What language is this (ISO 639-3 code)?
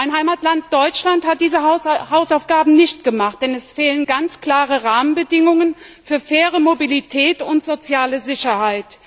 deu